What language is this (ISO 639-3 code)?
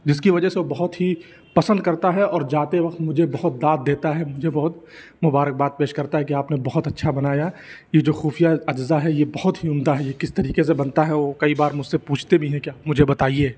urd